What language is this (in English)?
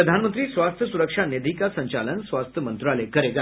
Hindi